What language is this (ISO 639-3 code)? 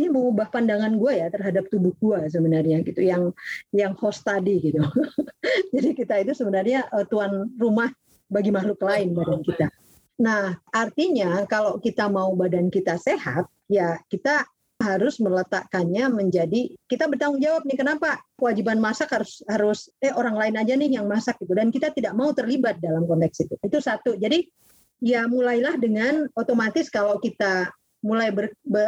ind